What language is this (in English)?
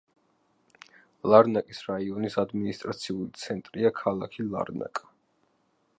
Georgian